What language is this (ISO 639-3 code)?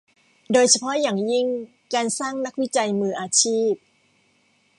tha